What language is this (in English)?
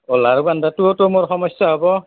Assamese